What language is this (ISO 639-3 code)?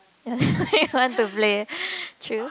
eng